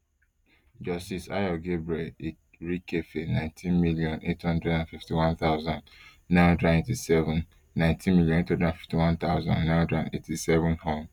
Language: Nigerian Pidgin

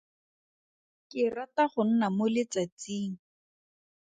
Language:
Tswana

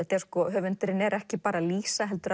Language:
Icelandic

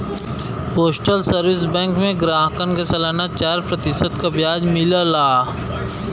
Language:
Bhojpuri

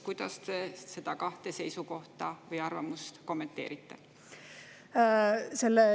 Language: Estonian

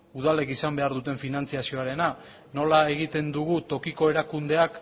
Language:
Basque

